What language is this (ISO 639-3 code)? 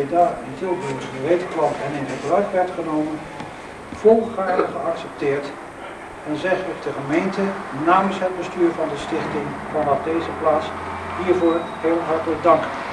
nld